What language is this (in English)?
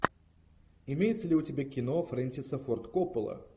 Russian